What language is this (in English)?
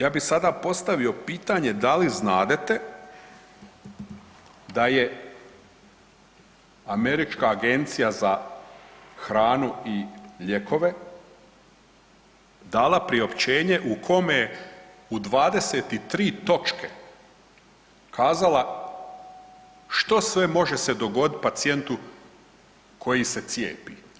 Croatian